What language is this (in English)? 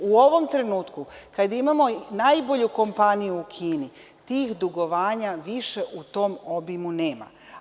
Serbian